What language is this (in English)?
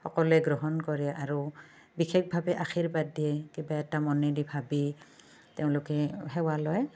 Assamese